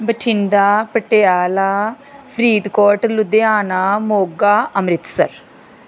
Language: Punjabi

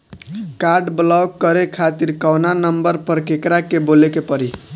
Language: Bhojpuri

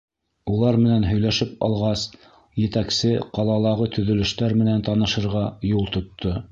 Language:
Bashkir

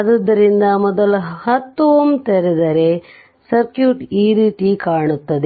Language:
Kannada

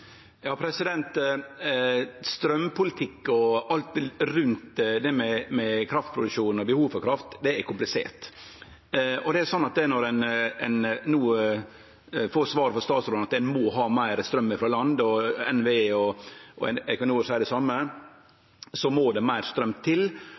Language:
Norwegian Nynorsk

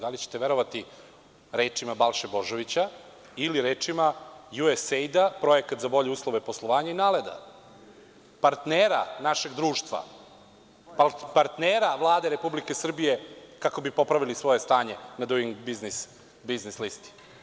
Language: Serbian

